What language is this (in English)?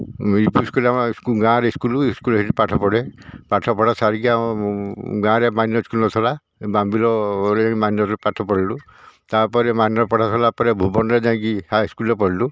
Odia